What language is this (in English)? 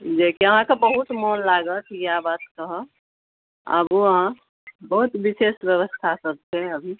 Maithili